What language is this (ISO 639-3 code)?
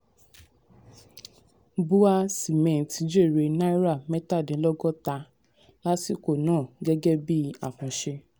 yor